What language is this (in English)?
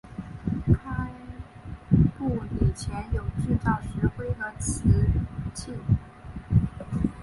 Chinese